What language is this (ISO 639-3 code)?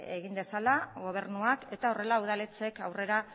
eus